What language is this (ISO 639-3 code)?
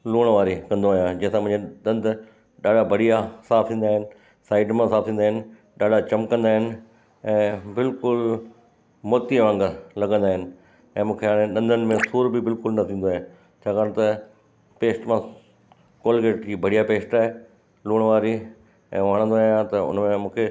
snd